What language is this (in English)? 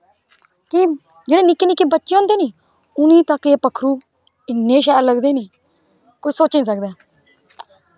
Dogri